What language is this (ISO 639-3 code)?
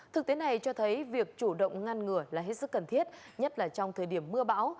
vie